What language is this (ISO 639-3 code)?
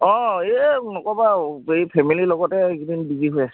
asm